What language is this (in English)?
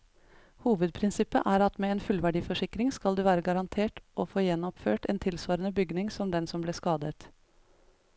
Norwegian